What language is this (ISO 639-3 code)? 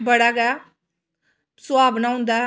doi